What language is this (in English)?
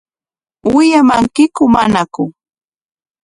Corongo Ancash Quechua